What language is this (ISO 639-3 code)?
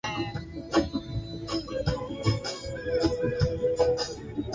swa